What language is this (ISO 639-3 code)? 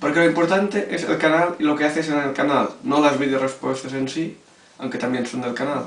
spa